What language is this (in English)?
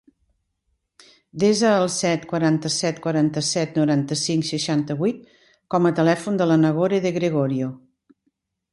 Catalan